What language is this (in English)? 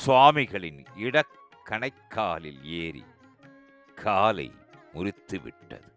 Tamil